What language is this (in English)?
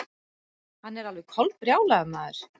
Icelandic